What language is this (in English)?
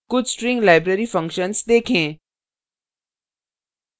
Hindi